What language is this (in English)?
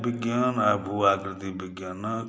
Maithili